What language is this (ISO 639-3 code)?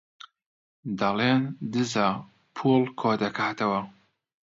ckb